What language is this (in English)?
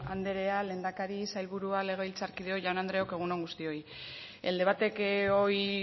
Basque